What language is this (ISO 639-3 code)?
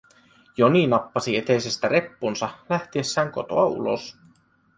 fin